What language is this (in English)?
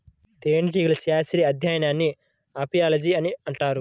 Telugu